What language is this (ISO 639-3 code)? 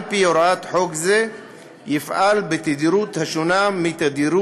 heb